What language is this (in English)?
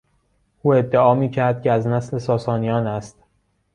Persian